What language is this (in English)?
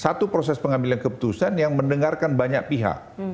Indonesian